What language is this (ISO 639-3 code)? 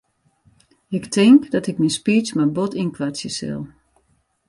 fry